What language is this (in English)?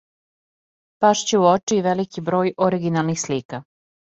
Serbian